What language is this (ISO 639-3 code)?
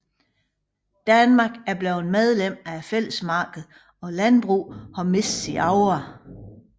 dan